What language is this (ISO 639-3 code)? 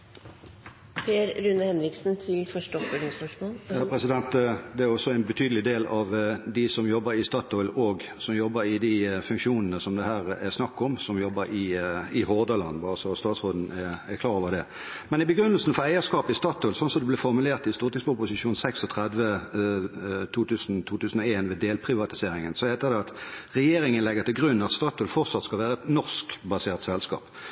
nob